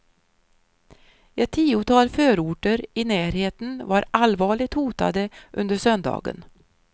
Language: Swedish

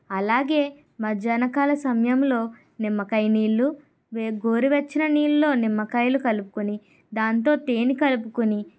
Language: Telugu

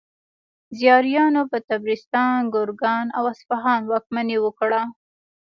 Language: Pashto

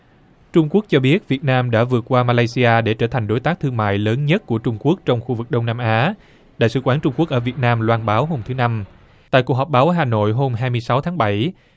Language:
Vietnamese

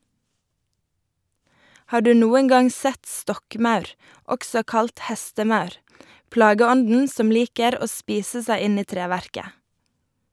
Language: Norwegian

